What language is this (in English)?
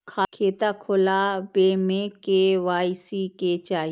Maithili